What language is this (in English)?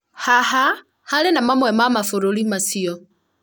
Kikuyu